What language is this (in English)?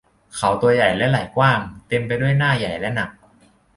Thai